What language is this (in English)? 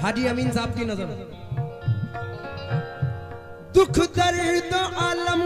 Hindi